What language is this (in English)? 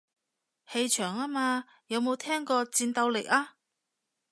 Cantonese